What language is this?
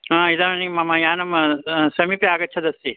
Sanskrit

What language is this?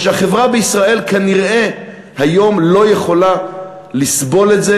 Hebrew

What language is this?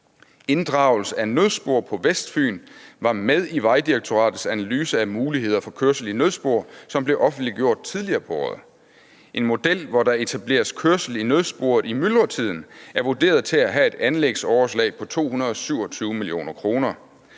Danish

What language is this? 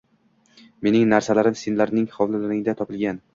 Uzbek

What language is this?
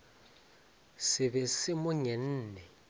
Northern Sotho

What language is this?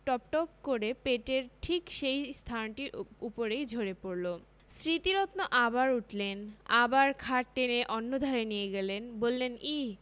Bangla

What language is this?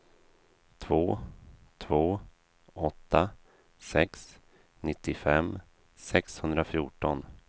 Swedish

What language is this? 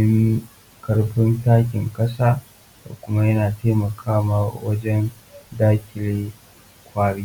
Hausa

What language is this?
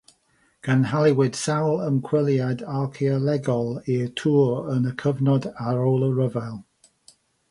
Welsh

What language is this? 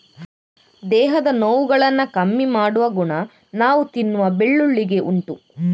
Kannada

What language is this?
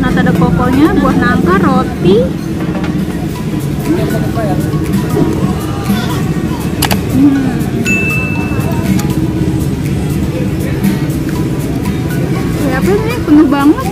Indonesian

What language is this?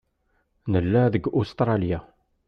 Kabyle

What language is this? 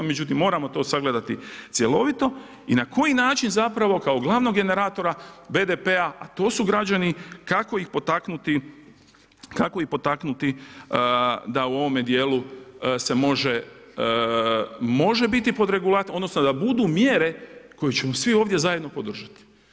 Croatian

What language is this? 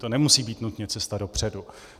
Czech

